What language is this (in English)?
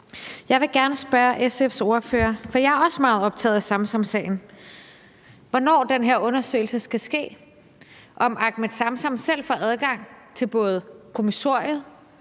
Danish